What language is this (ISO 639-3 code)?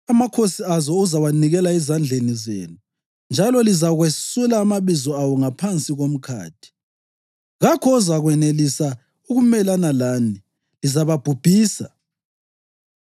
nde